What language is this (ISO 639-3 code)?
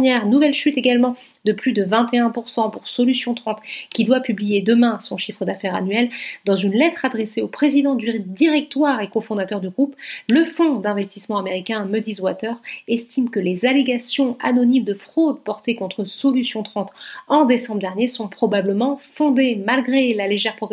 fra